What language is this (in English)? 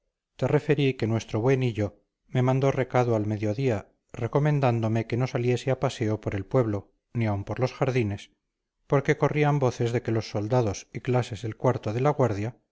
Spanish